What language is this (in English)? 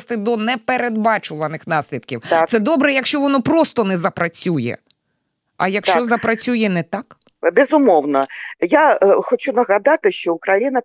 Ukrainian